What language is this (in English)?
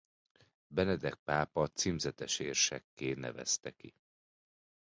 Hungarian